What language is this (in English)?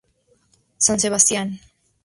Spanish